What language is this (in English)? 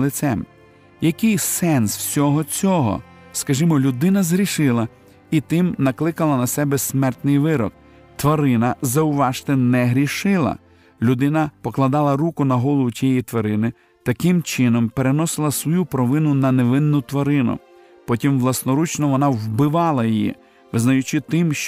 Ukrainian